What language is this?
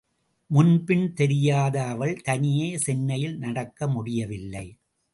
Tamil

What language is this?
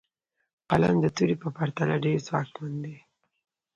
Pashto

